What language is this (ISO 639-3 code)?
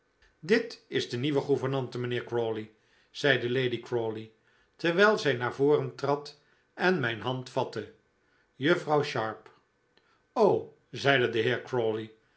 nld